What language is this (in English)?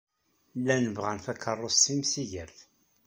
Kabyle